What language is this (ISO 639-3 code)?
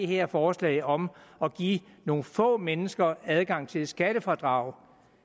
dan